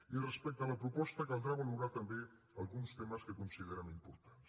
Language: Catalan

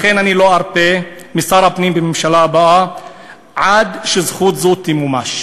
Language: Hebrew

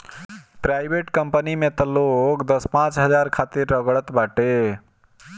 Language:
Bhojpuri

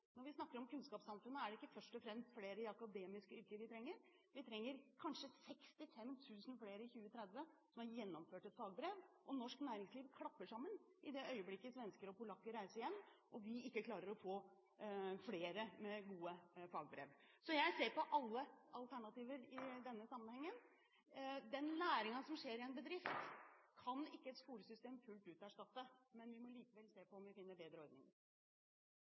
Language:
Norwegian Bokmål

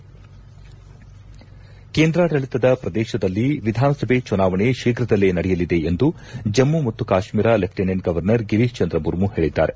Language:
Kannada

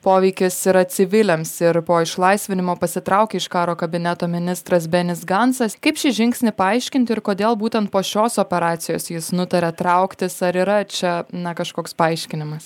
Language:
Lithuanian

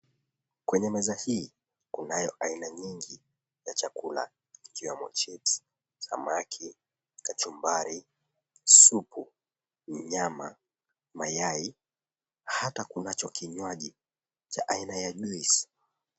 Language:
Swahili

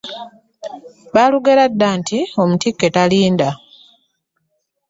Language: Ganda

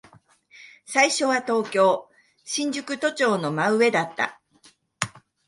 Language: Japanese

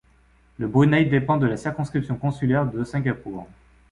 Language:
French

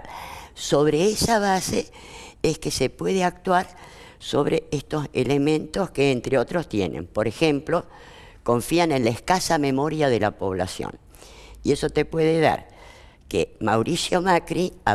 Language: Spanish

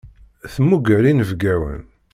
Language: Kabyle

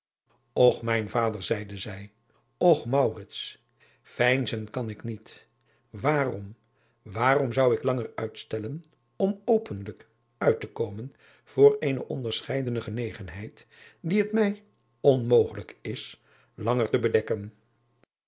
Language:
Dutch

